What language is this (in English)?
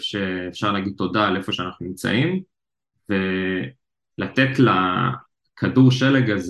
Hebrew